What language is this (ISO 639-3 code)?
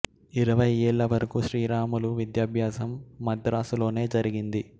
tel